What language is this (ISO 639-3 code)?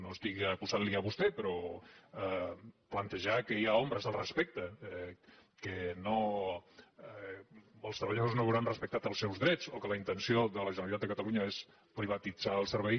cat